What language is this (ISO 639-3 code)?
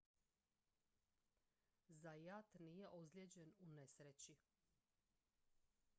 hrv